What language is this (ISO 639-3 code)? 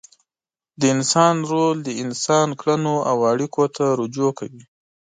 pus